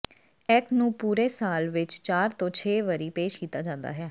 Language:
Punjabi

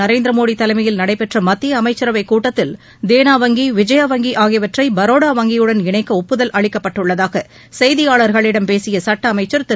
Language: Tamil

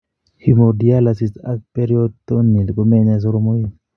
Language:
Kalenjin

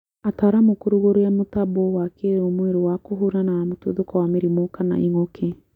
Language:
Kikuyu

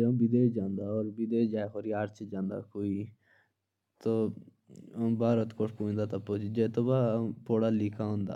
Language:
Jaunsari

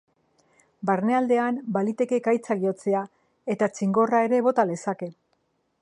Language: Basque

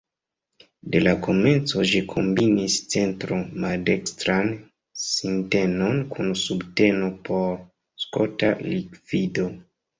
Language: Esperanto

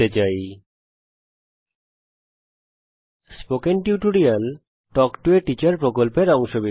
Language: Bangla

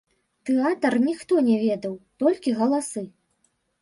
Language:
Belarusian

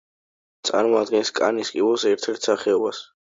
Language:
Georgian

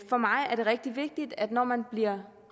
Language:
Danish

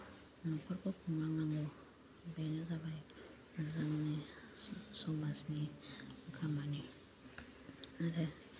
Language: Bodo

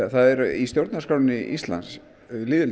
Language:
Icelandic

